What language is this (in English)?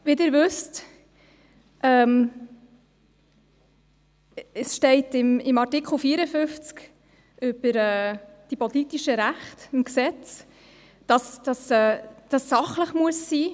Swiss German